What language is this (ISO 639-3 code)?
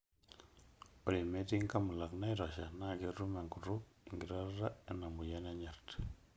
mas